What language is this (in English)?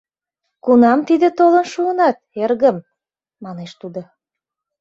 Mari